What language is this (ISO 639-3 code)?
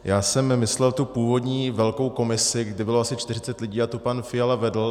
ces